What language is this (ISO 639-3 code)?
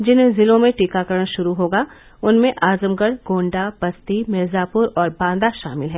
hin